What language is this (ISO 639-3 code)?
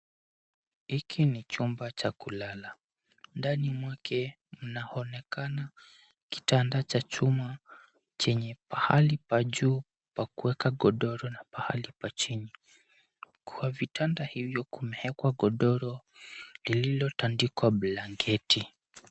swa